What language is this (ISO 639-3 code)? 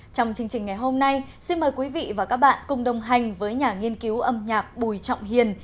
vie